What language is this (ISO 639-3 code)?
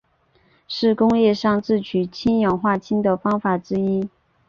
zho